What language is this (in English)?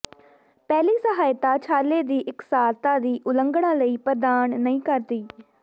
Punjabi